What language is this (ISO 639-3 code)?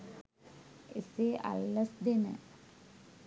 sin